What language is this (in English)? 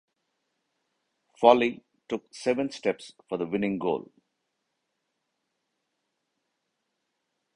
English